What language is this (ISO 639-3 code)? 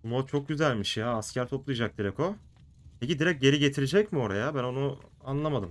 tur